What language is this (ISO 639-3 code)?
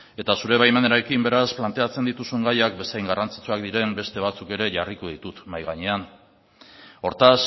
eus